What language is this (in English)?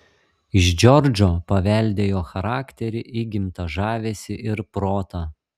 Lithuanian